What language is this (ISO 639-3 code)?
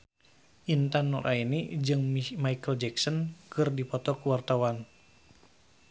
sun